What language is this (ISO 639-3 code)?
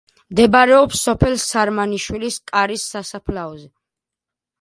kat